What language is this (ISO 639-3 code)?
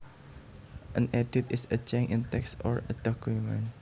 jav